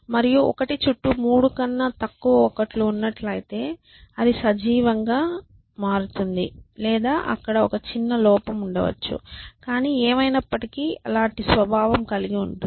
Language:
Telugu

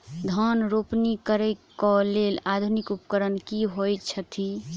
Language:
Maithili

